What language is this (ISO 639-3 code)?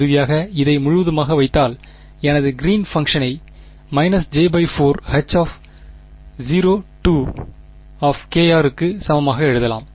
tam